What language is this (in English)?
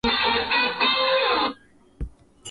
Swahili